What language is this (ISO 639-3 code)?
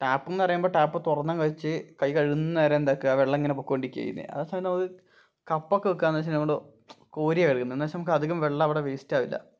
mal